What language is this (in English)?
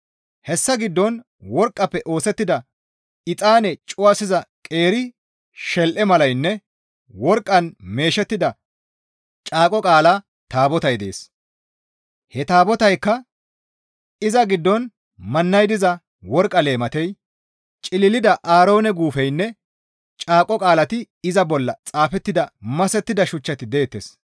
Gamo